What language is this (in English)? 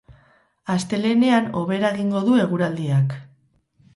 Basque